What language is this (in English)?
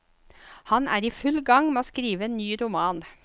Norwegian